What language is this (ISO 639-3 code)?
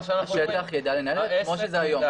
heb